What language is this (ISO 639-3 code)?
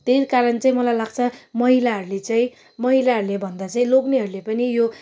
nep